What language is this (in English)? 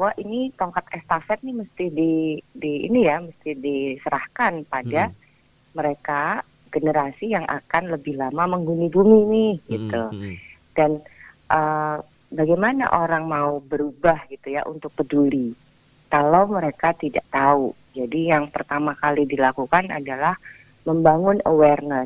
Indonesian